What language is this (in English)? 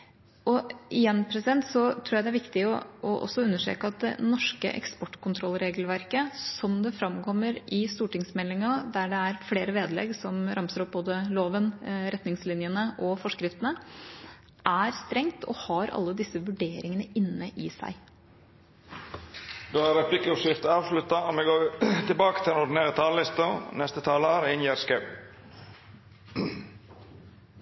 Norwegian